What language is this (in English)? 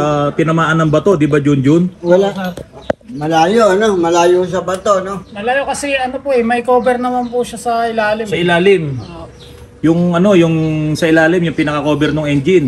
Filipino